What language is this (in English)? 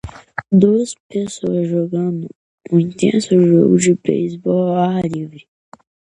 Portuguese